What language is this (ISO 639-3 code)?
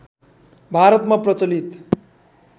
nep